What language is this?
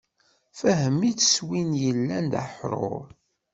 Kabyle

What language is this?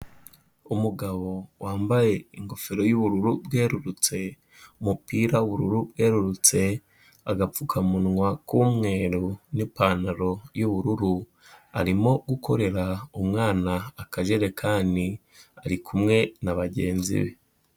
Kinyarwanda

